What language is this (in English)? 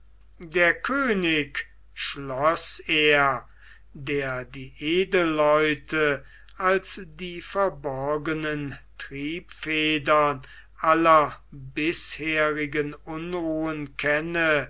German